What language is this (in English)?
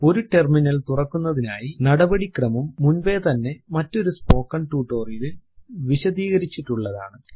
Malayalam